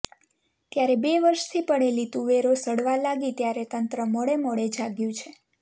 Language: Gujarati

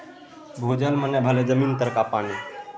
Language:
Maithili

